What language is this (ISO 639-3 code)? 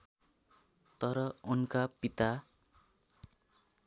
nep